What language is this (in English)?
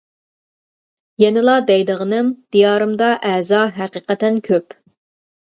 Uyghur